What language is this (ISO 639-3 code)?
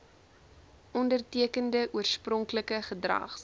afr